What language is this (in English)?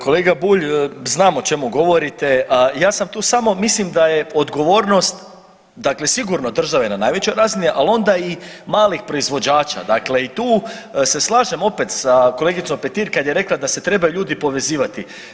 Croatian